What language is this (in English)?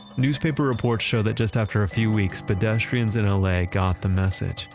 English